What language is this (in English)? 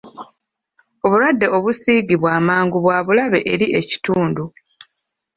Ganda